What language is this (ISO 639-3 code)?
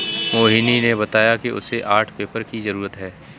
hin